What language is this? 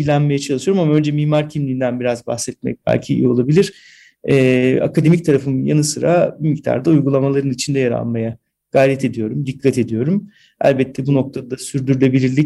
Turkish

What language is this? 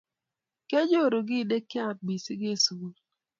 Kalenjin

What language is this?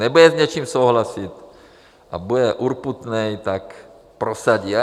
Czech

